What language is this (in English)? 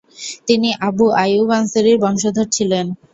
Bangla